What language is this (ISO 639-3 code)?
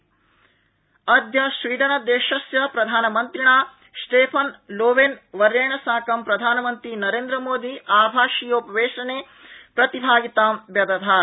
san